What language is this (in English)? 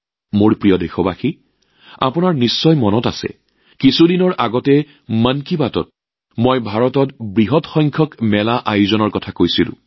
Assamese